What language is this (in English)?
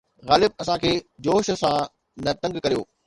Sindhi